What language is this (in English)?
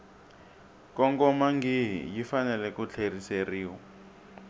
Tsonga